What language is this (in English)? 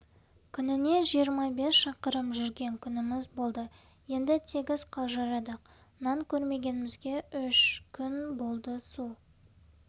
Kazakh